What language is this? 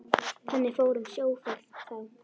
Icelandic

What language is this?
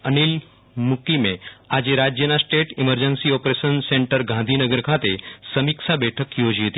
Gujarati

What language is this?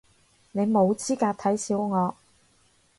Cantonese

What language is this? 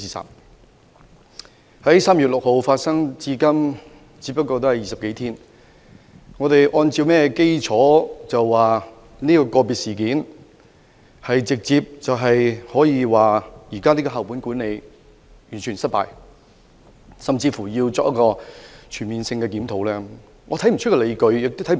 Cantonese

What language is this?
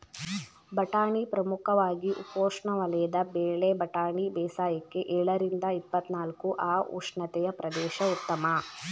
Kannada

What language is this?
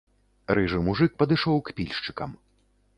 Belarusian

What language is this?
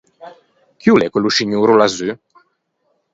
Ligurian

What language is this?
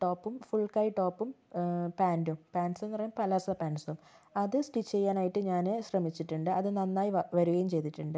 Malayalam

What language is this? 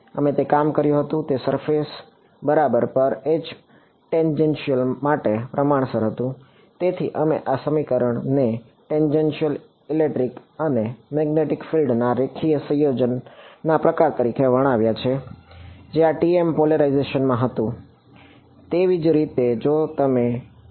Gujarati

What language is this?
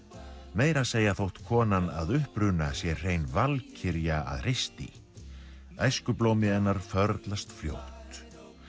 Icelandic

